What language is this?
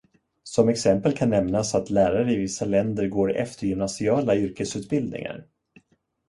Swedish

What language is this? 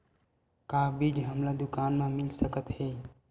Chhattisgarhi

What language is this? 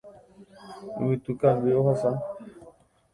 Guarani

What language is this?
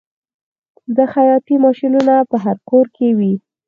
Pashto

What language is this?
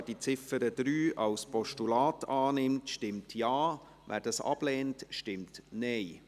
Swiss German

